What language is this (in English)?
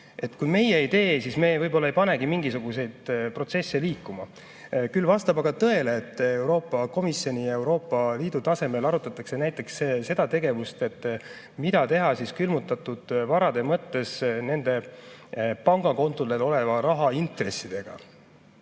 Estonian